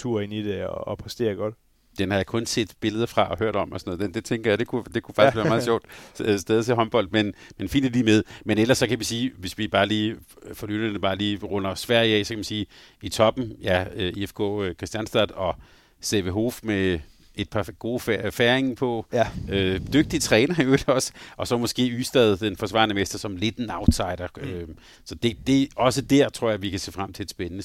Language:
Danish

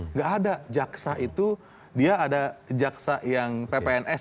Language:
Indonesian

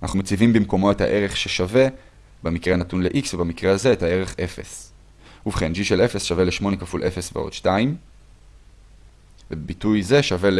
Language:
Hebrew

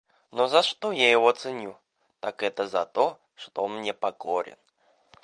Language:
Russian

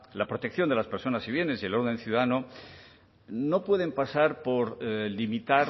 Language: Spanish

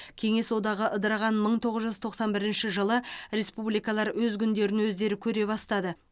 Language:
Kazakh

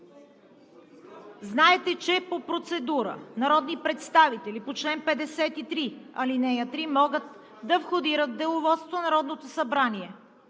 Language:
Bulgarian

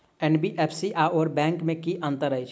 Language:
Maithili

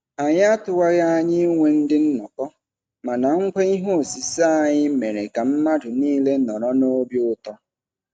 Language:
Igbo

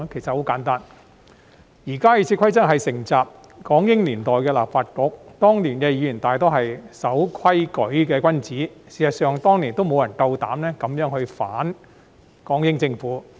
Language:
Cantonese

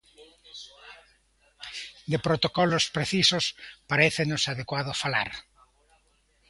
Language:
Galician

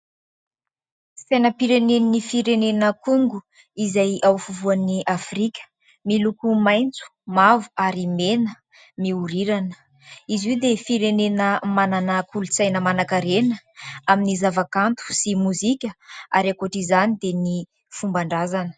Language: Malagasy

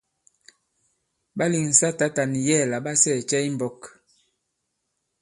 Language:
Bankon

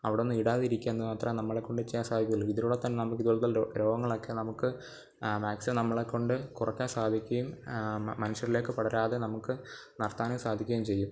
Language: Malayalam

